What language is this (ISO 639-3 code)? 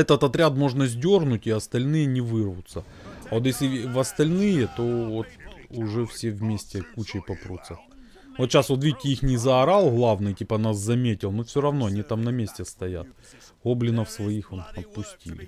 rus